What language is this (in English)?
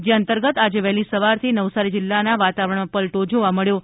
Gujarati